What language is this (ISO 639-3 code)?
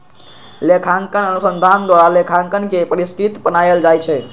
mag